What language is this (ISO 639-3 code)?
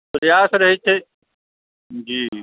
mai